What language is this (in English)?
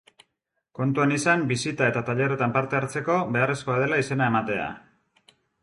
Basque